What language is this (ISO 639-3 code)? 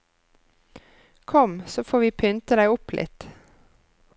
nor